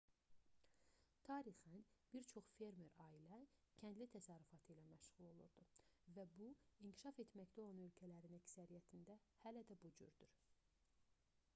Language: Azerbaijani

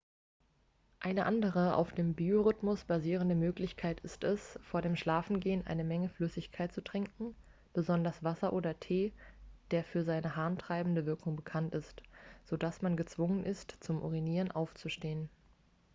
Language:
German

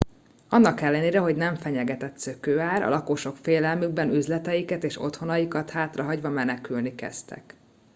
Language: Hungarian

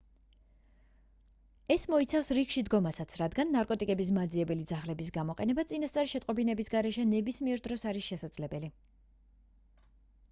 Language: Georgian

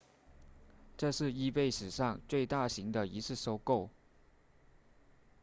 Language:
Chinese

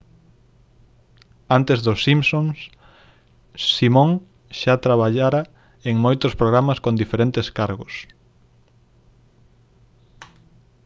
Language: Galician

